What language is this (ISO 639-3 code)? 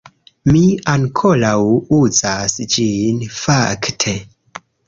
epo